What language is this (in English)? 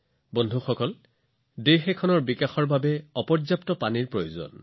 Assamese